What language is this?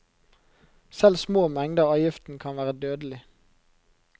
Norwegian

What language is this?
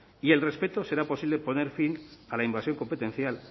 Spanish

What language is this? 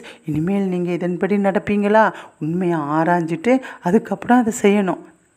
Tamil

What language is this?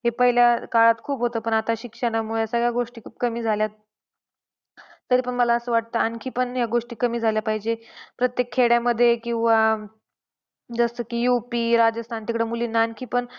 Marathi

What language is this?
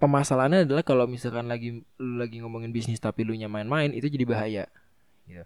Indonesian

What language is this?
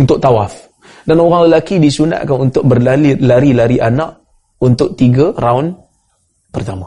Malay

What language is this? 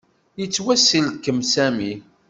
Kabyle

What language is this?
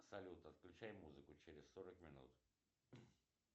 Russian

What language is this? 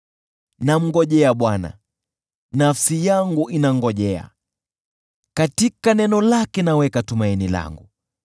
Swahili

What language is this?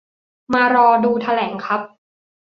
Thai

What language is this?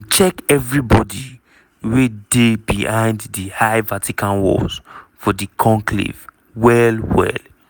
Nigerian Pidgin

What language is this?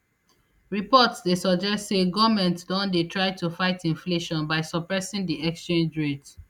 Nigerian Pidgin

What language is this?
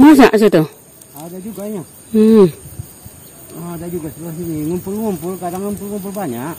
Indonesian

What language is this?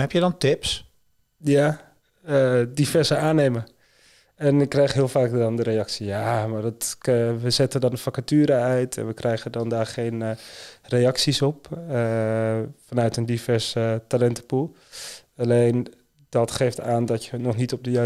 Dutch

